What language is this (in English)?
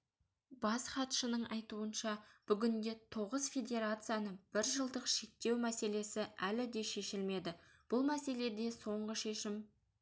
Kazakh